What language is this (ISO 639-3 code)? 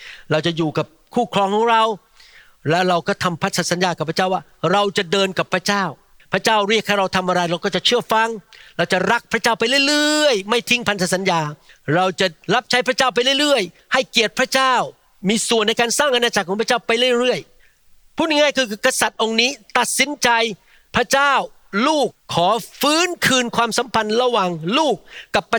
tha